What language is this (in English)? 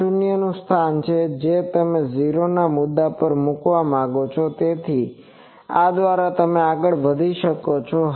Gujarati